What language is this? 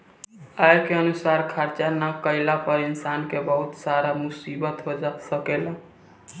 Bhojpuri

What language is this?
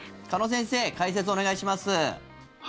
Japanese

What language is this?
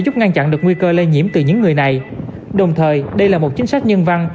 Vietnamese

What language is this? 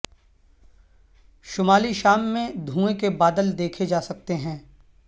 Urdu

